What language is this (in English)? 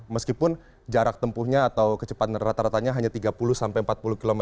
Indonesian